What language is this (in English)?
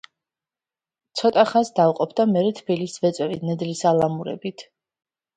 Georgian